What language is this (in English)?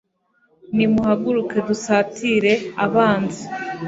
Kinyarwanda